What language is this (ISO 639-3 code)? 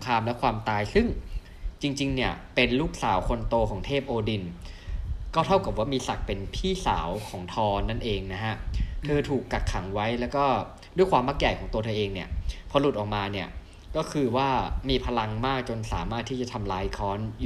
tha